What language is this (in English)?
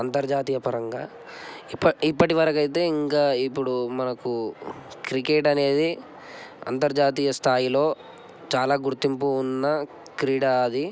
Telugu